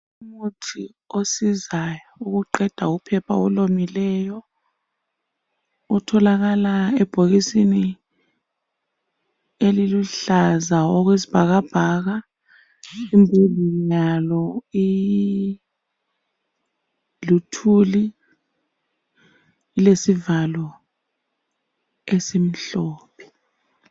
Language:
North Ndebele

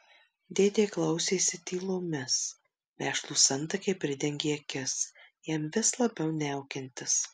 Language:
Lithuanian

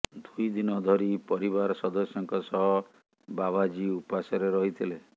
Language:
Odia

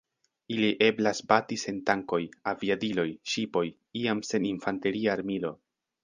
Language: Esperanto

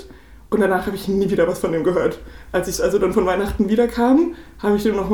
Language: German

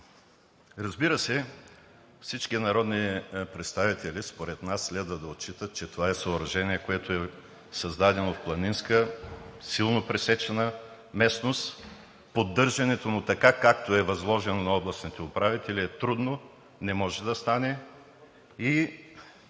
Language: Bulgarian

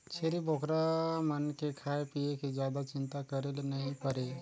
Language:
Chhattisgarhi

